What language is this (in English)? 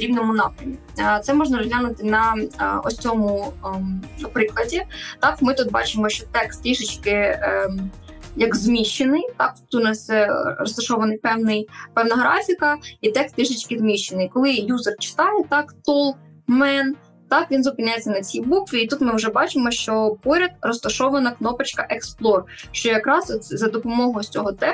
Ukrainian